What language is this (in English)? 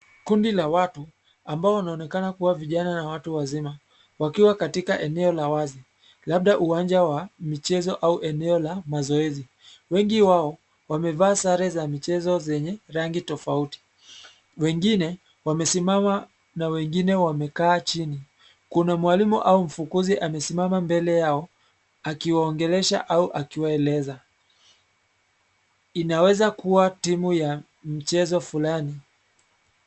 Swahili